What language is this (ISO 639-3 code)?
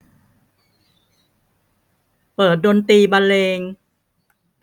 tha